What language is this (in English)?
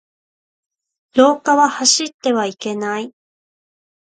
Japanese